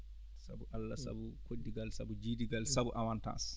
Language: Fula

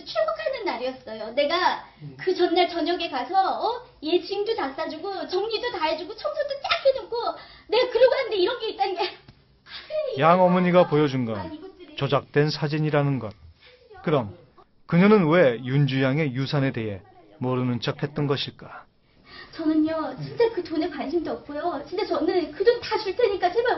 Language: Korean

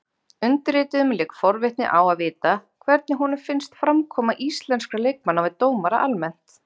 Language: Icelandic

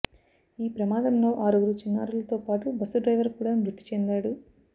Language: Telugu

